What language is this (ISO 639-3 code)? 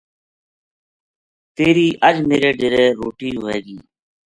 gju